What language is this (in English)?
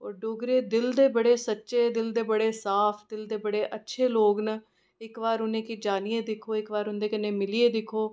Dogri